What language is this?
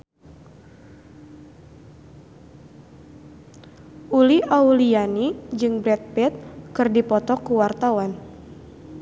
Sundanese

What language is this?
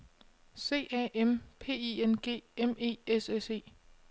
Danish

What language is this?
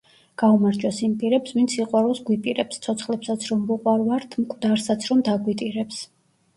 Georgian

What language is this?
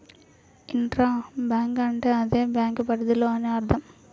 Telugu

